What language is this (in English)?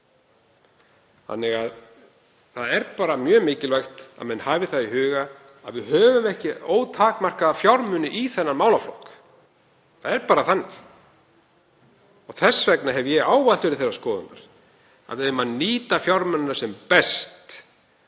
Icelandic